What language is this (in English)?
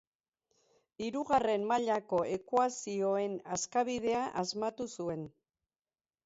Basque